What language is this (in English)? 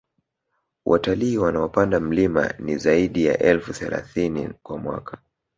Swahili